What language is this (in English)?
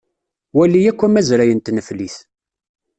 Kabyle